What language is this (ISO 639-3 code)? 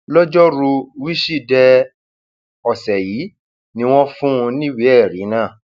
yor